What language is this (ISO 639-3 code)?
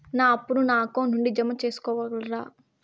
tel